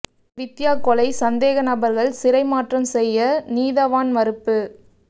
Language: Tamil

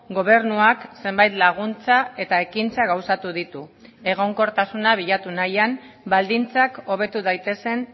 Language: Basque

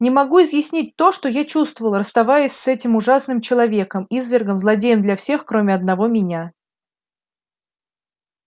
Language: Russian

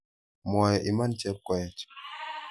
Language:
Kalenjin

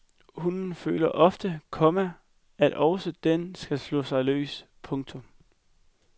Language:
Danish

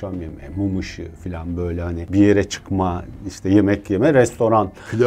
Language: Turkish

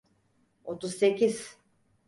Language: Turkish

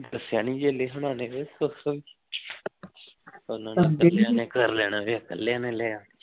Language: Punjabi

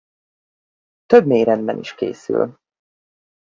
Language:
Hungarian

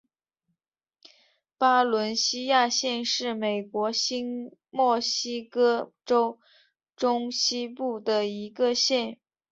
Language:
Chinese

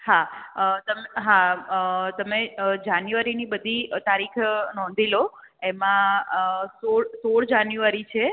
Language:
Gujarati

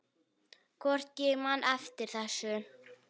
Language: Icelandic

